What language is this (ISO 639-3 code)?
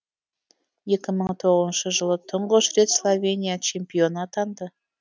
kaz